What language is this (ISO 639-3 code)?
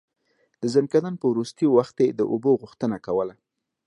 pus